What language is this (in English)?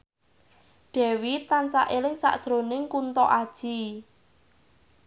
Javanese